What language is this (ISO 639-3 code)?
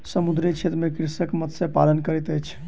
mai